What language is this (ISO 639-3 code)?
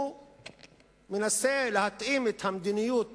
heb